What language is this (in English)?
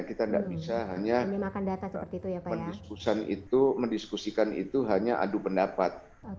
Indonesian